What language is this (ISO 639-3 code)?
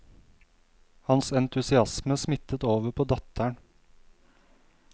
nor